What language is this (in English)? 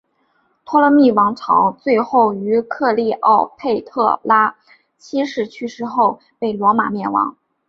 Chinese